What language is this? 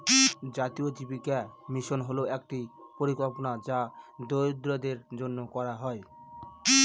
Bangla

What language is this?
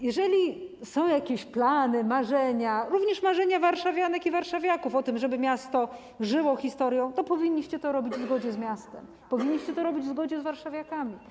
Polish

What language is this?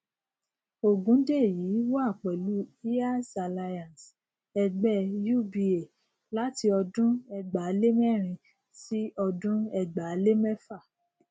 Yoruba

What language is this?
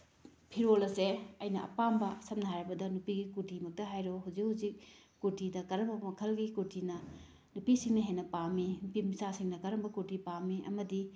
Manipuri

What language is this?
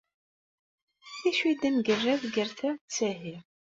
Kabyle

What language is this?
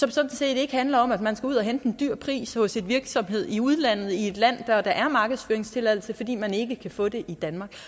Danish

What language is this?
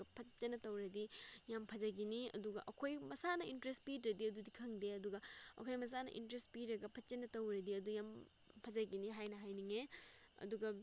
Manipuri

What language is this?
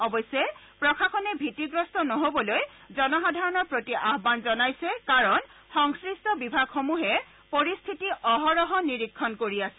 Assamese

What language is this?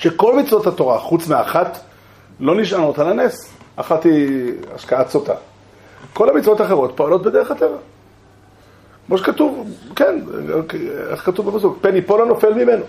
Hebrew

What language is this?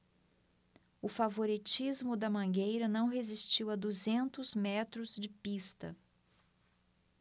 Portuguese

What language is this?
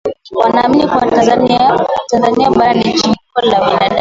Swahili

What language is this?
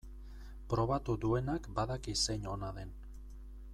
Basque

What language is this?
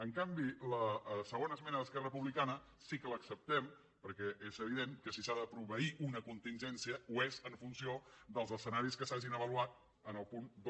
Catalan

